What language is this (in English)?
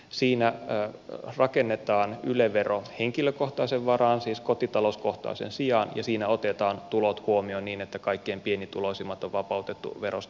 Finnish